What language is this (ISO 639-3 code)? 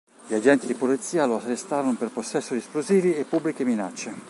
ita